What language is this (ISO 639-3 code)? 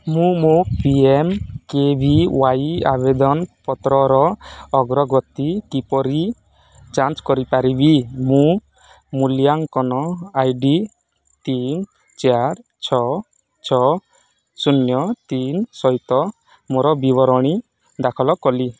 ori